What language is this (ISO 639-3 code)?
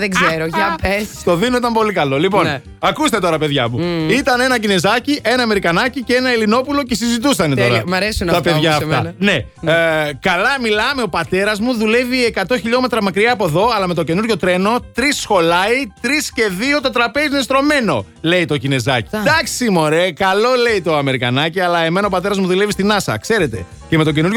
ell